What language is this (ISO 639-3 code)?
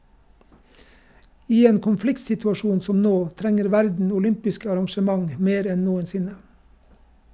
nor